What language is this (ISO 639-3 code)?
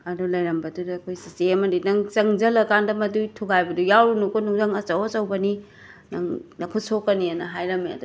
mni